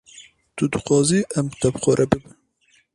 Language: Kurdish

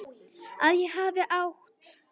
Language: Icelandic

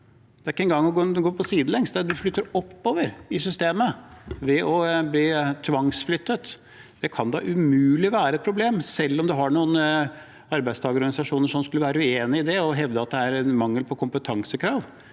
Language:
Norwegian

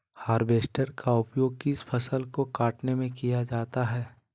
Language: Magahi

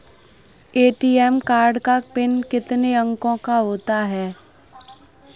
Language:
Hindi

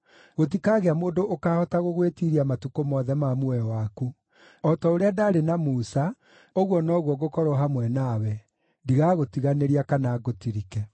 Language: Kikuyu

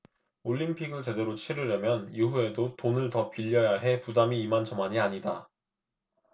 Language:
Korean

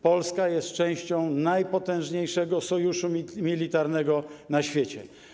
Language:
Polish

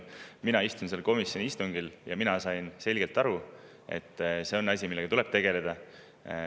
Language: Estonian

